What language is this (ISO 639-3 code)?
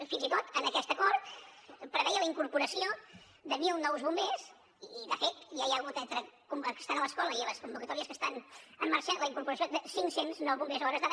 cat